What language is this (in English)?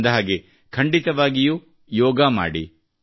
Kannada